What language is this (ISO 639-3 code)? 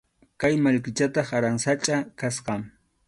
qxu